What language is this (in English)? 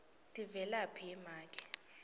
Swati